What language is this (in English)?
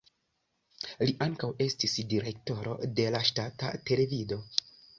Esperanto